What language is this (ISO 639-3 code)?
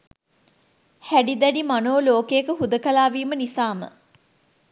sin